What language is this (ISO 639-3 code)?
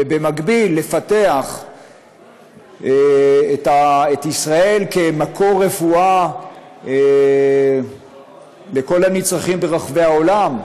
heb